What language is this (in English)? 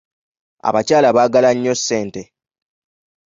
Ganda